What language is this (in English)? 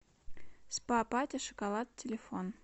Russian